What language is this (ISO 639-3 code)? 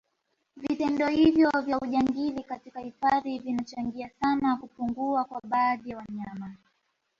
swa